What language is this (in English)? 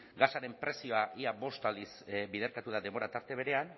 Basque